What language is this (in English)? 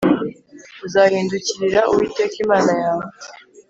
Kinyarwanda